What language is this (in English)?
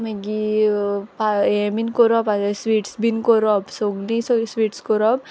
Konkani